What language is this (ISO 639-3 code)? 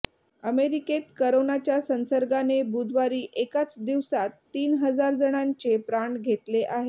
mar